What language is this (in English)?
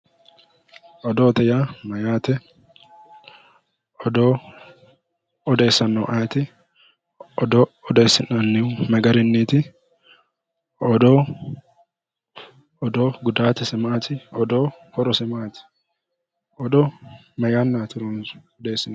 Sidamo